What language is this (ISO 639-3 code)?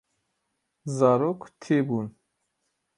kur